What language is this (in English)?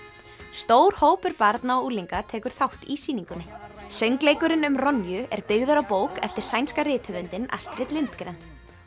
Icelandic